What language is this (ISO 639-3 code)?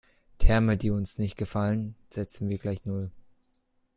deu